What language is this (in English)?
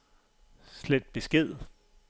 Danish